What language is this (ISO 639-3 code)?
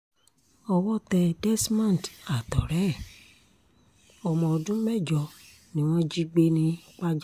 yor